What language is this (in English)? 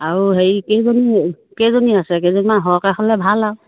Assamese